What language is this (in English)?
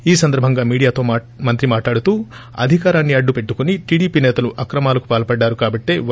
Telugu